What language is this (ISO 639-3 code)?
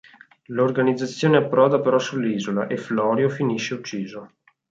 ita